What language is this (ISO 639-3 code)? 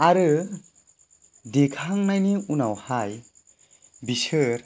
brx